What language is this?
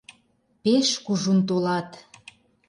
Mari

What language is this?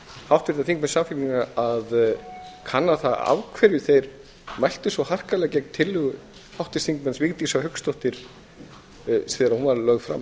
Icelandic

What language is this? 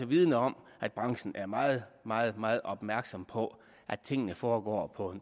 Danish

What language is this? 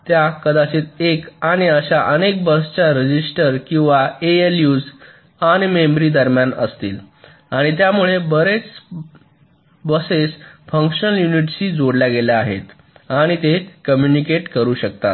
Marathi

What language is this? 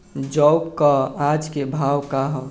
Bhojpuri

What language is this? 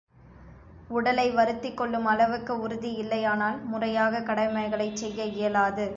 Tamil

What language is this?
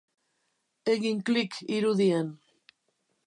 Basque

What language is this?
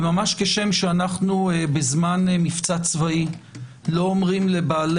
Hebrew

